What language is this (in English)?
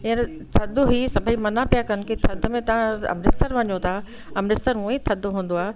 Sindhi